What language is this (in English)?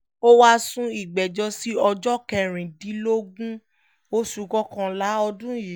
Yoruba